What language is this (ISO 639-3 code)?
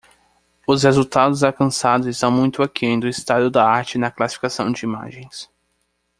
por